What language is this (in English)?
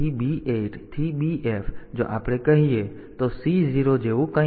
Gujarati